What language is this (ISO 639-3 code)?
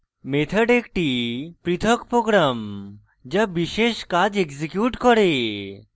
ben